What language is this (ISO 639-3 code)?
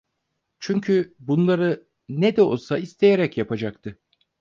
tur